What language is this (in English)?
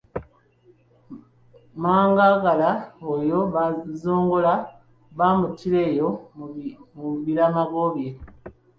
Ganda